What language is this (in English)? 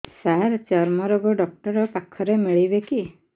Odia